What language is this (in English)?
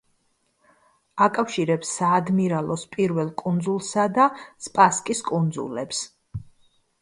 Georgian